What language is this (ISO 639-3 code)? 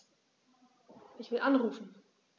deu